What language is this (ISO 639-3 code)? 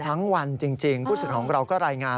tha